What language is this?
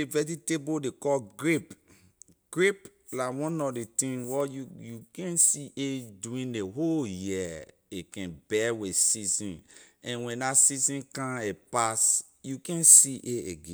Liberian English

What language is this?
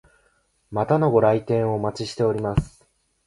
Japanese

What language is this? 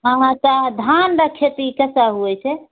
Maithili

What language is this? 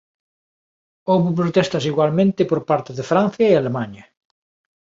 Galician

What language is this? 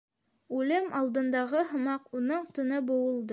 Bashkir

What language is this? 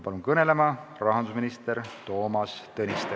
Estonian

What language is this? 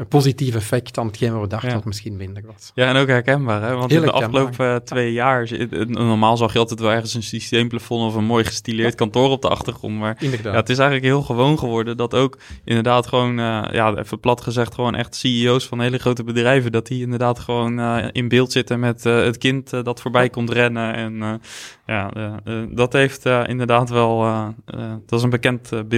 Dutch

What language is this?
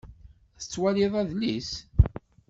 Kabyle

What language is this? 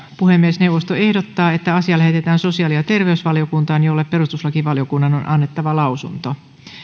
Finnish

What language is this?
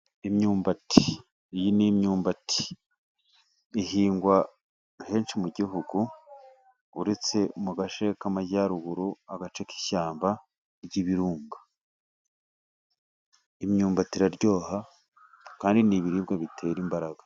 Kinyarwanda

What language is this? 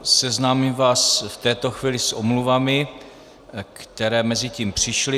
Czech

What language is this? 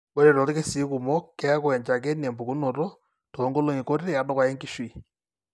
Masai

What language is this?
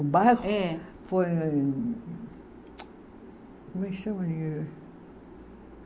Portuguese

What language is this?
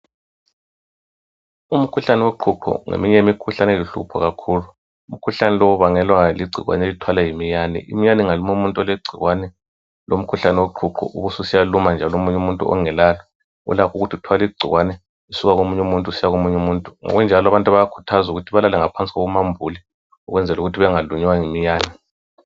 North Ndebele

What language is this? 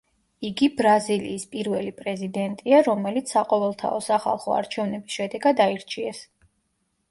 Georgian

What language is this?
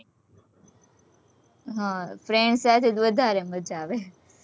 Gujarati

